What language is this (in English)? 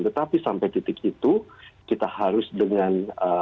Indonesian